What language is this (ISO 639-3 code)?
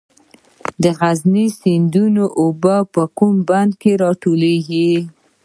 pus